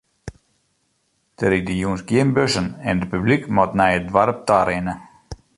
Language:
Western Frisian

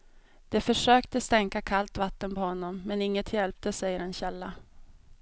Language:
Swedish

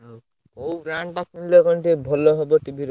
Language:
Odia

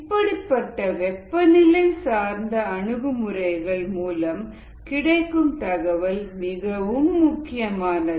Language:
Tamil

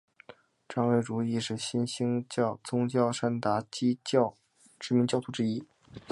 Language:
Chinese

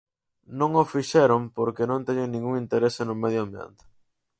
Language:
Galician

